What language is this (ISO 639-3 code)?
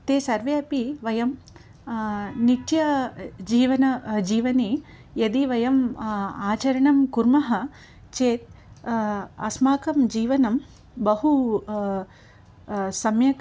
san